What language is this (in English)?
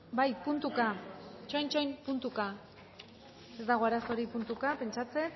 Basque